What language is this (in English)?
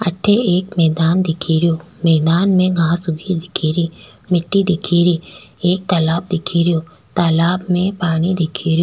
Rajasthani